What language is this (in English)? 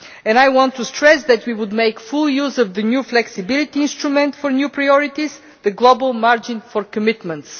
English